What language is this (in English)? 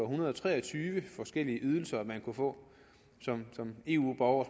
Danish